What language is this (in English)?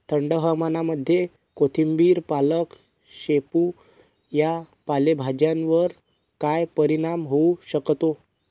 Marathi